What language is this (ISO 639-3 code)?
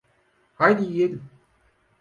tur